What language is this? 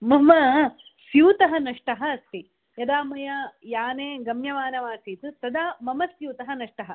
Sanskrit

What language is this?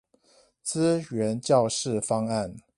Chinese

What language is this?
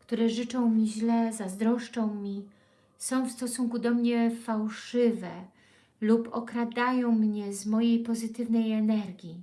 Polish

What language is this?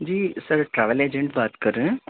Urdu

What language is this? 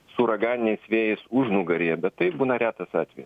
Lithuanian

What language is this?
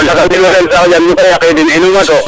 Serer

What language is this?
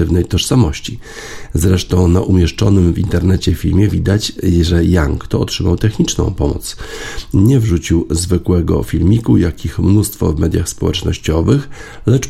Polish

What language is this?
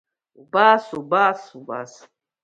Abkhazian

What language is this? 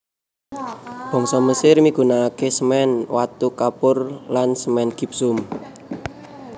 Javanese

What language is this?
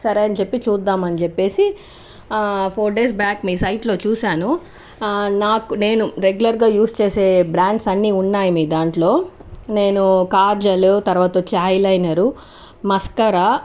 Telugu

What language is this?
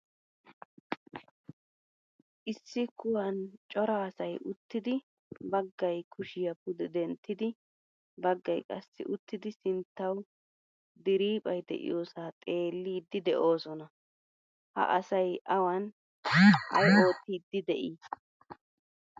Wolaytta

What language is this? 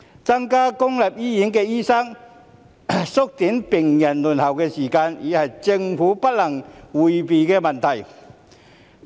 Cantonese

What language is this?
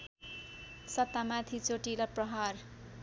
Nepali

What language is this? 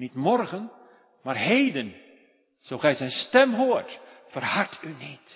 Dutch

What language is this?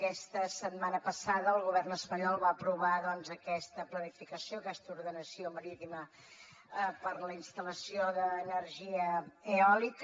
Catalan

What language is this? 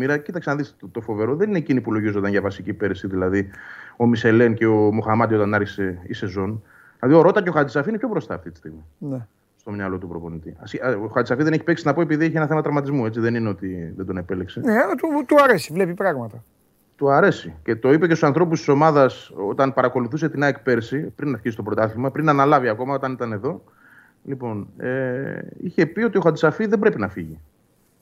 Greek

